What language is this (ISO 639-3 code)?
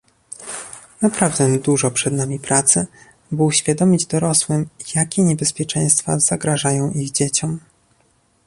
pol